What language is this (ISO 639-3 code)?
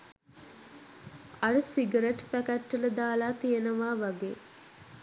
sin